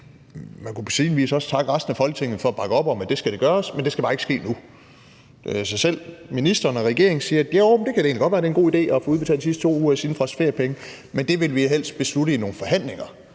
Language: Danish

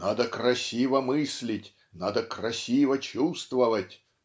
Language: Russian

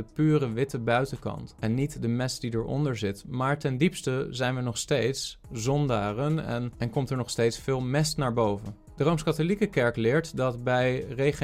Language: Dutch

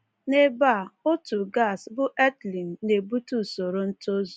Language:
Igbo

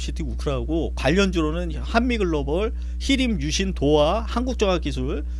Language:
Korean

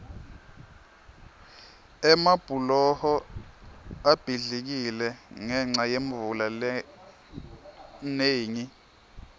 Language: Swati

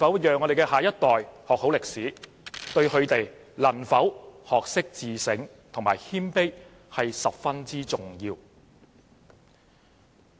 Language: Cantonese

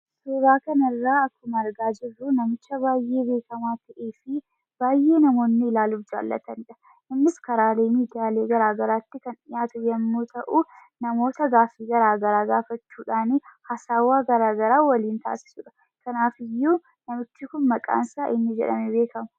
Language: Oromo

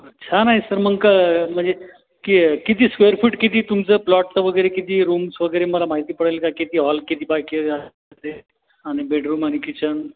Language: Marathi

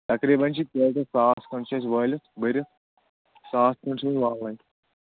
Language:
Kashmiri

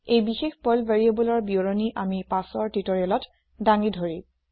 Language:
Assamese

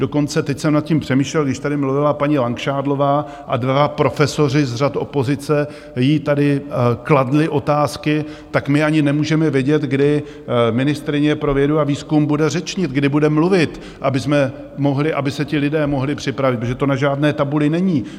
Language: Czech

